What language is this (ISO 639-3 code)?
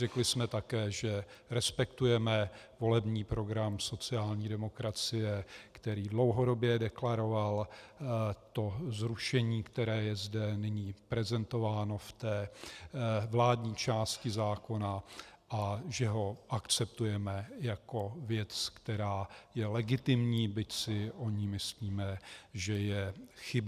ces